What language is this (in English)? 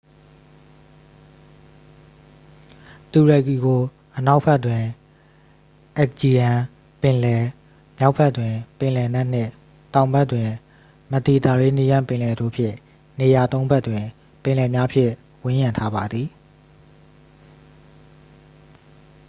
Burmese